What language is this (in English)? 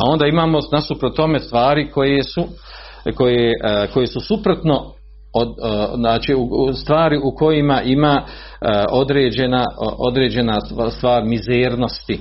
Croatian